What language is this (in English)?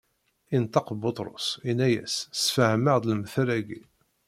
Kabyle